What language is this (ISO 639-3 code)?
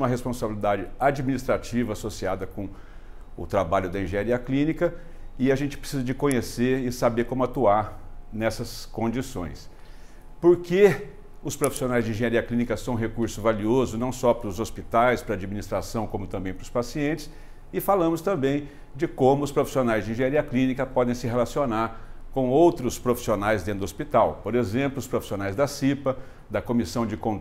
por